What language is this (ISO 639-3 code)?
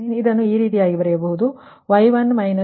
kan